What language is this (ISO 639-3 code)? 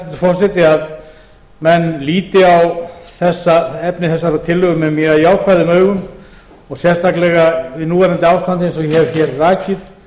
isl